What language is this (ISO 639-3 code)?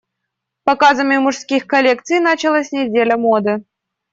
rus